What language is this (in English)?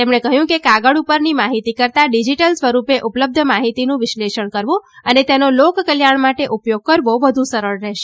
Gujarati